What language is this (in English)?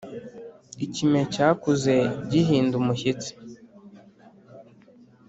Kinyarwanda